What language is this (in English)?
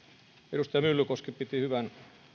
Finnish